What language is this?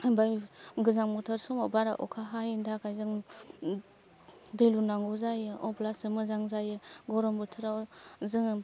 Bodo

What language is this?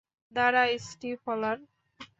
Bangla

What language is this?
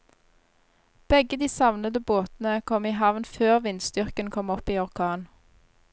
Norwegian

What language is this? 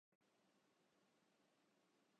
Urdu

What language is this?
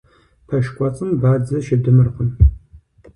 Kabardian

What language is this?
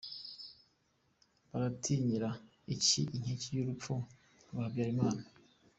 Kinyarwanda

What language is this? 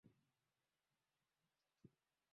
Swahili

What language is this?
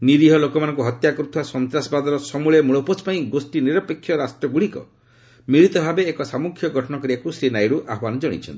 Odia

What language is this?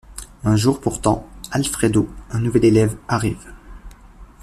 French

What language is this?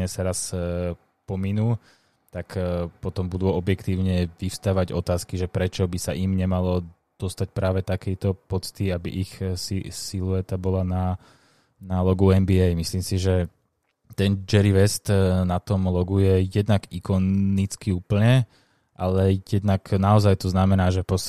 Slovak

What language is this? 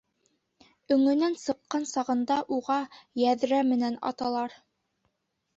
Bashkir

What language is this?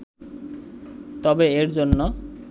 Bangla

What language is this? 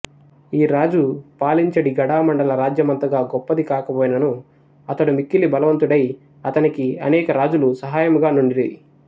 Telugu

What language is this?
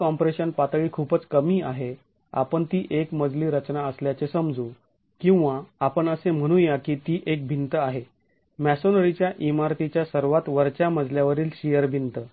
Marathi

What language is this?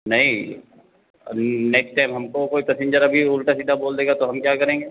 Hindi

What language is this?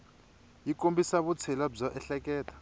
Tsonga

